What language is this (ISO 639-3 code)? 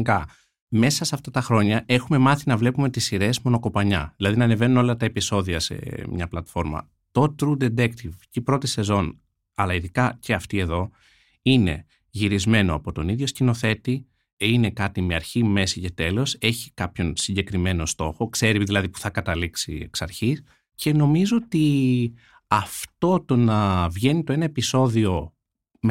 ell